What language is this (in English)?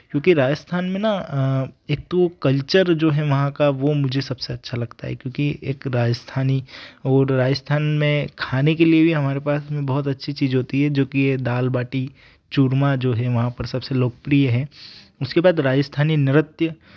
Hindi